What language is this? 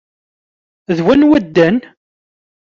Kabyle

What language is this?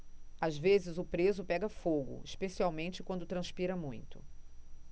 Portuguese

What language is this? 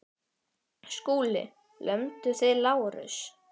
Icelandic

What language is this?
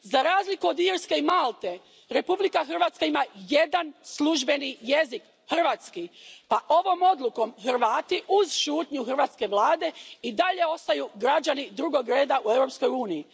Croatian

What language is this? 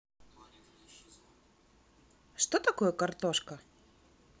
Russian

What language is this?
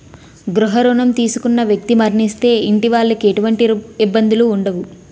Telugu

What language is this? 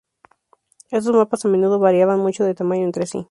Spanish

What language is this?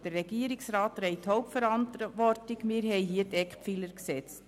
Swiss German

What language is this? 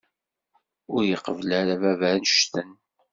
Kabyle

